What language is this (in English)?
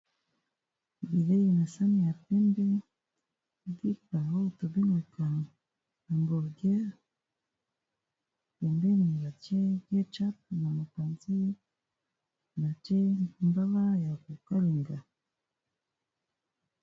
Lingala